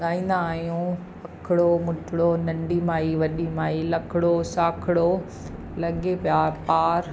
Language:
Sindhi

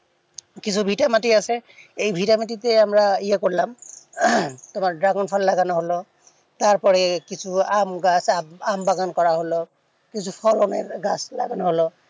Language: Bangla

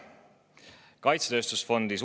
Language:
Estonian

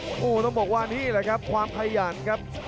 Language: Thai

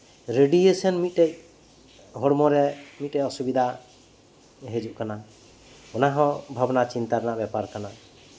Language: Santali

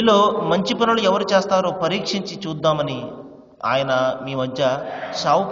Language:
Arabic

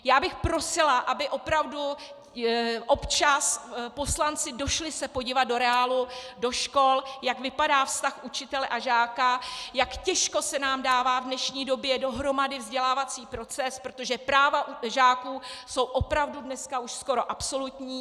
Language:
Czech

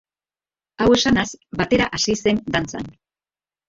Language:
Basque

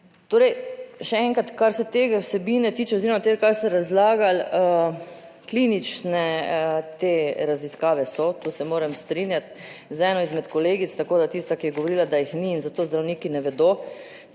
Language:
Slovenian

